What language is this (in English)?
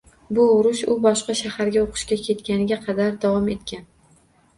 Uzbek